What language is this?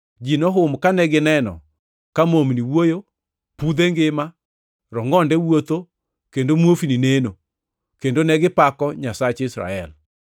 Luo (Kenya and Tanzania)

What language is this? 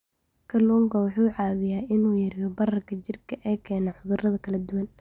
Somali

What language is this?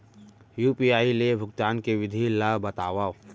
Chhattisgarhi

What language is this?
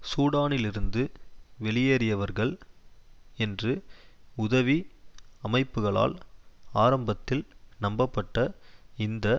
Tamil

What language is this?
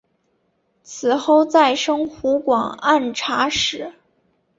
Chinese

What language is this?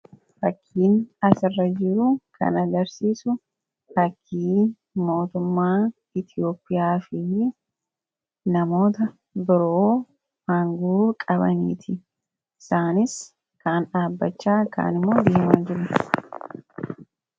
Oromo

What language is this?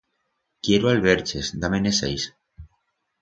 Aragonese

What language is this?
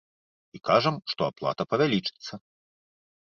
Belarusian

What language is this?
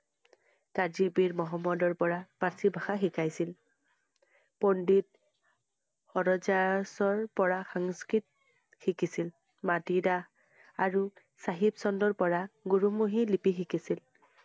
Assamese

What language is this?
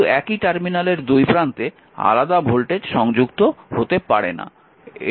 Bangla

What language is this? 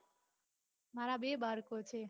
Gujarati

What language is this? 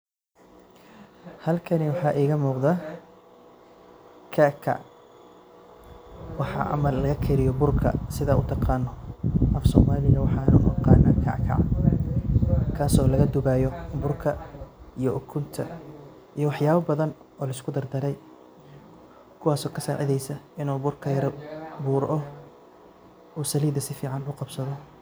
Somali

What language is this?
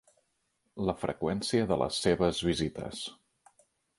Catalan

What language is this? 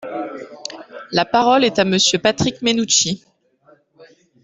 French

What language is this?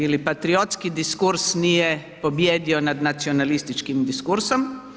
Croatian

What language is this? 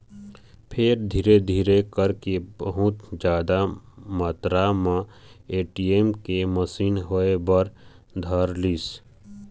Chhattisgarhi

